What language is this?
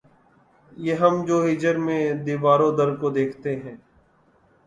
Urdu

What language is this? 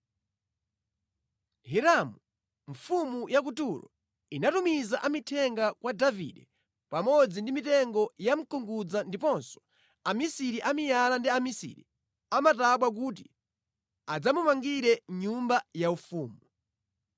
Nyanja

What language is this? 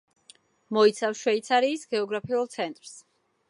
Georgian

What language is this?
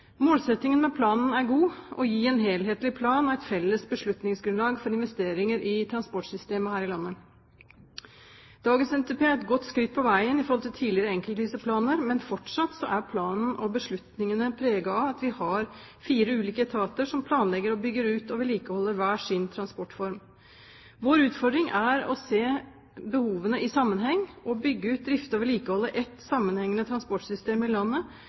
Norwegian Bokmål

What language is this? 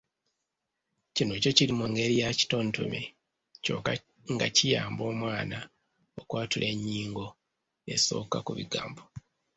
Ganda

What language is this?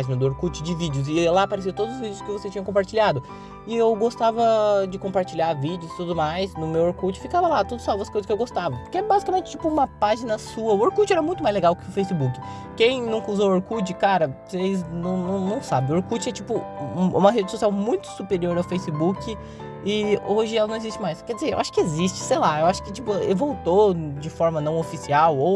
Portuguese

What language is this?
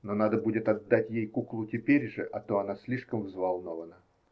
Russian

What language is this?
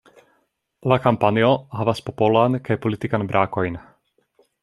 Esperanto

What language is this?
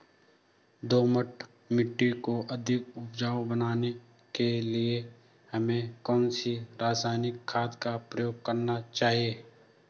Hindi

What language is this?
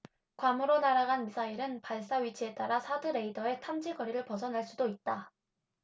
Korean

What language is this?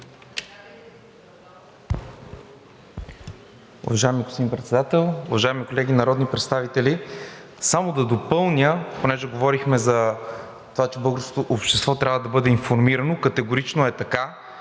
Bulgarian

